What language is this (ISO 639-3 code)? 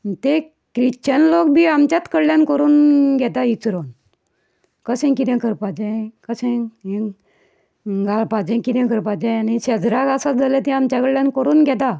kok